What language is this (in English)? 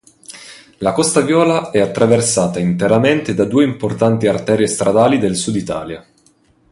Italian